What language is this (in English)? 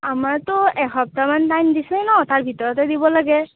Assamese